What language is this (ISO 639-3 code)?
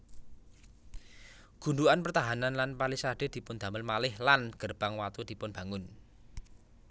jav